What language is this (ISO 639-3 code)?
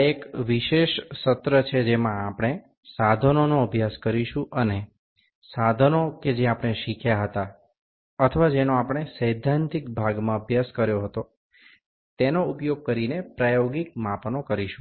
guj